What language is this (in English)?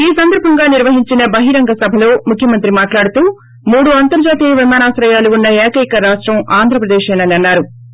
Telugu